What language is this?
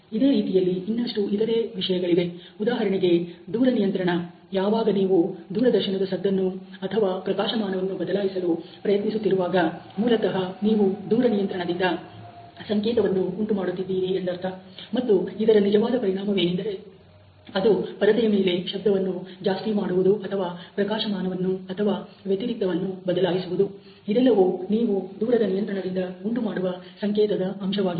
Kannada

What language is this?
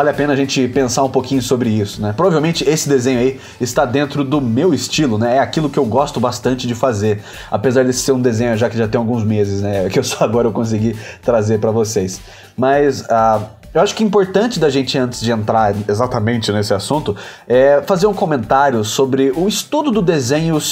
Portuguese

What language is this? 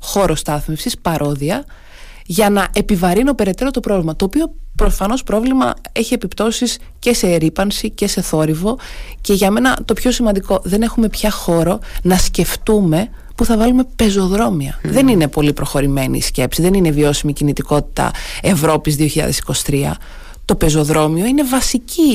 Greek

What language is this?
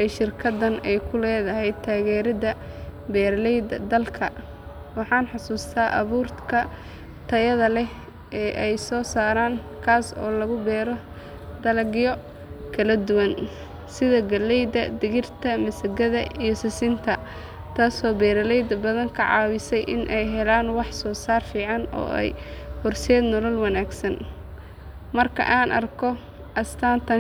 Somali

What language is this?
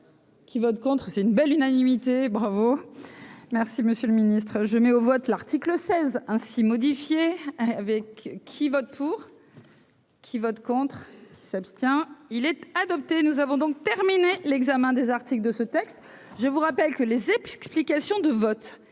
French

